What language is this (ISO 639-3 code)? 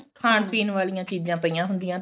pan